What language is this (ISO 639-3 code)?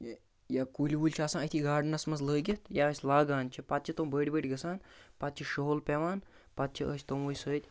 kas